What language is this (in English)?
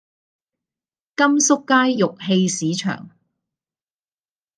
Cantonese